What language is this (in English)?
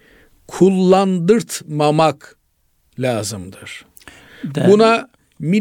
Turkish